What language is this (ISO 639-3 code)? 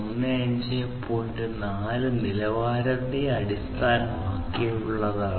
mal